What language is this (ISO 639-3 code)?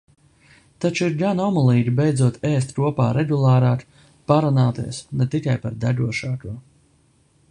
lav